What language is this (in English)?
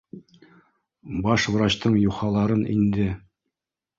Bashkir